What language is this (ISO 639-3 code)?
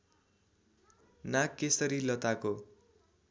nep